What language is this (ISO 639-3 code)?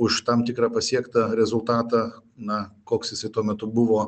lit